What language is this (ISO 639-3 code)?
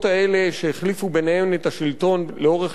heb